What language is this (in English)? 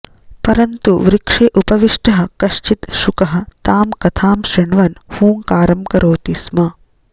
Sanskrit